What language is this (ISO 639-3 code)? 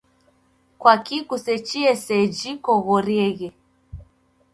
dav